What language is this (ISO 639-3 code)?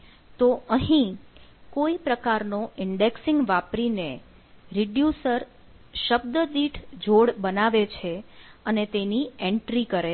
guj